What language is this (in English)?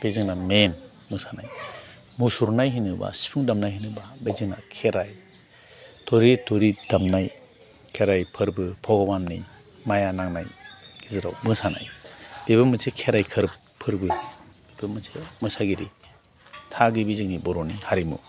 Bodo